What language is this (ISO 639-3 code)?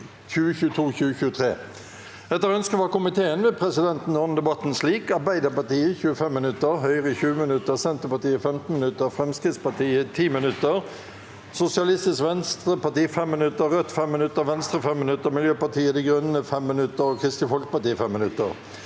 nor